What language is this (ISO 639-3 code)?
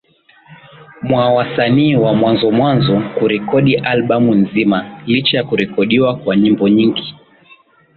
swa